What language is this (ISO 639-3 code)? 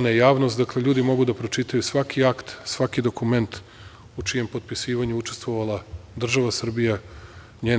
srp